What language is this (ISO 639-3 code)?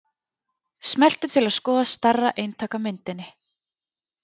isl